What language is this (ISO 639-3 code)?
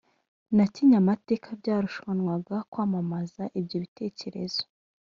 kin